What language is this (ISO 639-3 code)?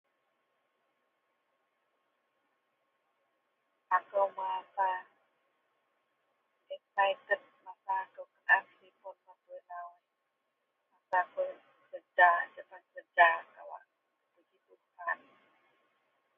mel